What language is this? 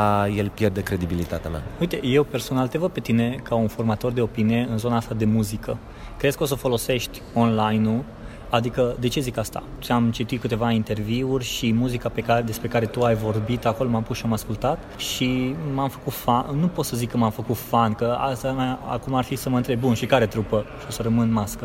Romanian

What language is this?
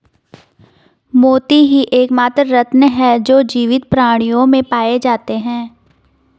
Hindi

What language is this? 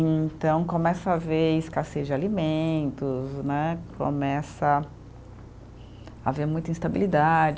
Portuguese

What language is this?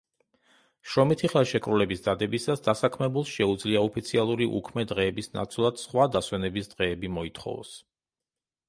Georgian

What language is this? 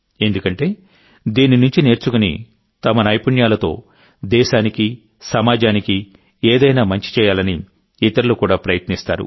Telugu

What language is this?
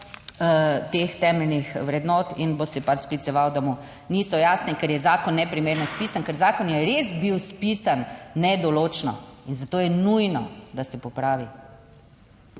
Slovenian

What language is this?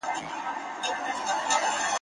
Pashto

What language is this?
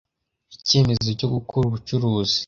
Kinyarwanda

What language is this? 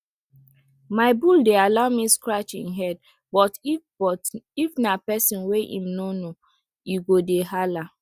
Nigerian Pidgin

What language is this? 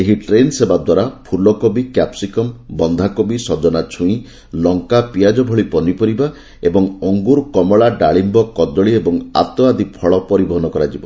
Odia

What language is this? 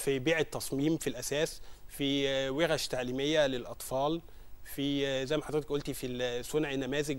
Arabic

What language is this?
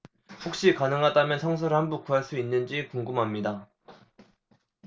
Korean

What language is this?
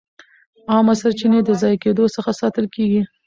Pashto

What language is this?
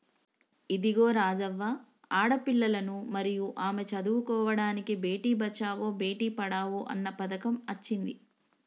Telugu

